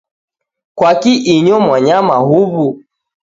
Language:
Taita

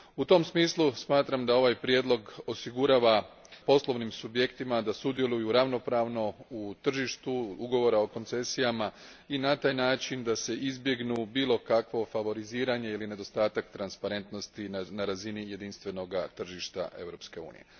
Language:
Croatian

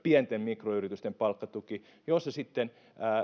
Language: Finnish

